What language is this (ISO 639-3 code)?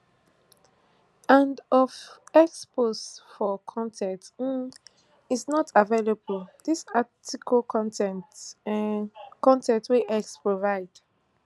pcm